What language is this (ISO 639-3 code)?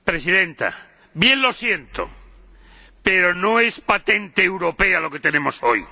spa